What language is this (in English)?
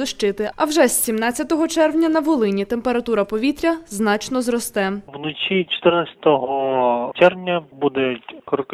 Ukrainian